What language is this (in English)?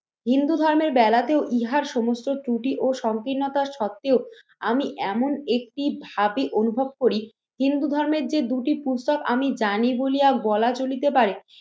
Bangla